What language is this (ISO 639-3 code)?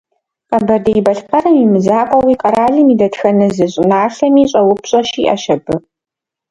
kbd